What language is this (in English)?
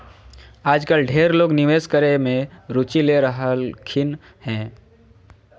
Magahi